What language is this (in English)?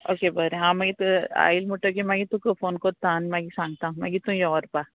Konkani